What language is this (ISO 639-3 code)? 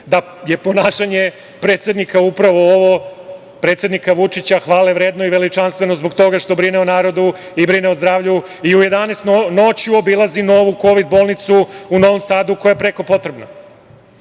srp